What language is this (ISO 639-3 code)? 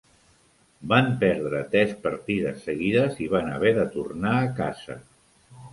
cat